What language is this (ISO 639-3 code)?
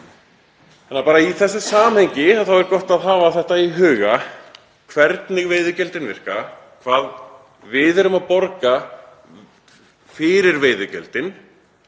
isl